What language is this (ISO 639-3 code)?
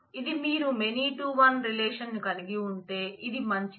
tel